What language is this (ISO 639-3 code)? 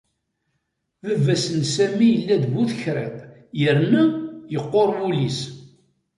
kab